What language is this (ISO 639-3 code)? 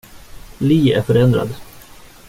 swe